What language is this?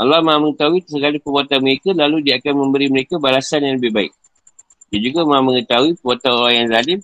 Malay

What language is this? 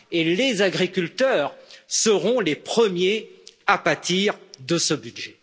French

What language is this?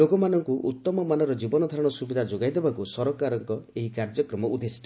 Odia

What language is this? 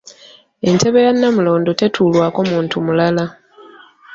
Ganda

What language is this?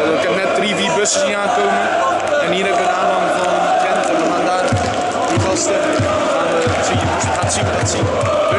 Dutch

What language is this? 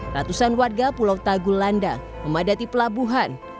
Indonesian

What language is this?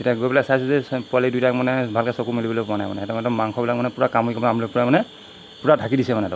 Assamese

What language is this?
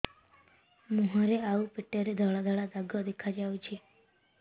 Odia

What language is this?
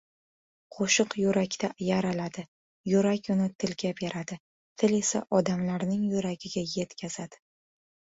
Uzbek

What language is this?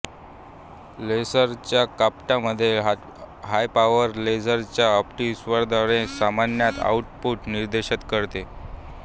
Marathi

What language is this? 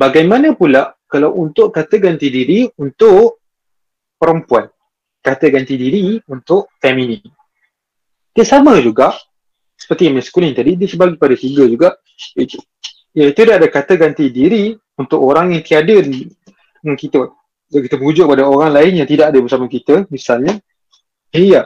Malay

